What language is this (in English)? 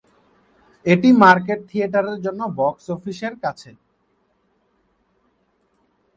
Bangla